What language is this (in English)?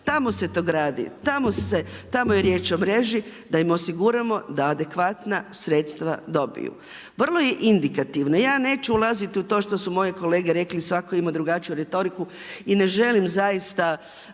Croatian